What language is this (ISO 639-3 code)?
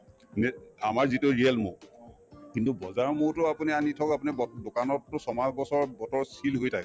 asm